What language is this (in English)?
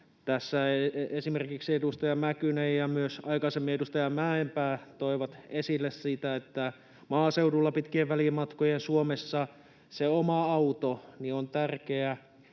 Finnish